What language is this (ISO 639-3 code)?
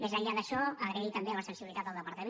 cat